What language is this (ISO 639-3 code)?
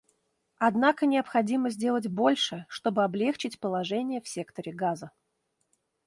rus